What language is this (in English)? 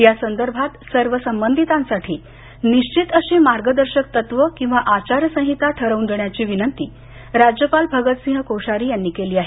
Marathi